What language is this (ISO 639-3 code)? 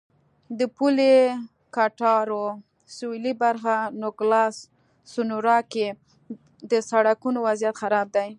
pus